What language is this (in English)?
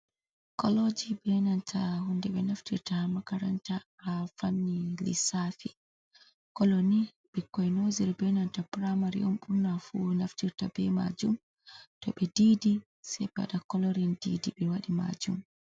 Fula